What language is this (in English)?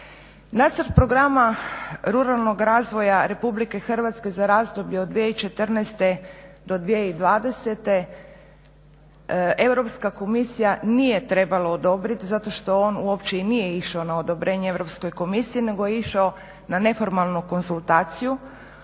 Croatian